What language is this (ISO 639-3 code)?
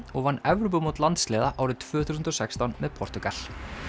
isl